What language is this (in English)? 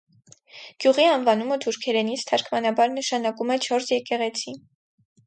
Armenian